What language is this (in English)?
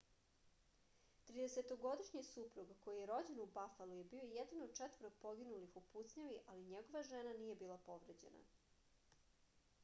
Serbian